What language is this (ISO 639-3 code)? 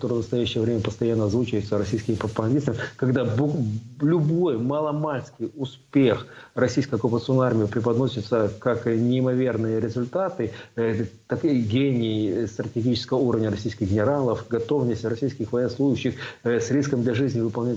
rus